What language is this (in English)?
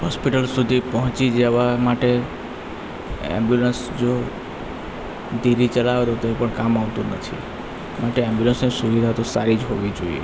Gujarati